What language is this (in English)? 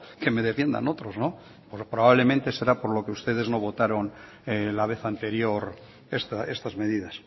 Spanish